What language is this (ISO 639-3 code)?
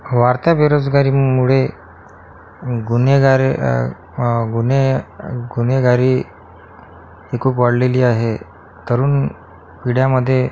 mar